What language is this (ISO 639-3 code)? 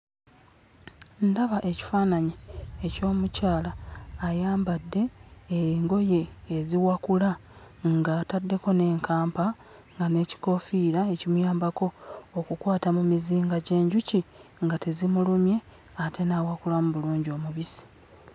lug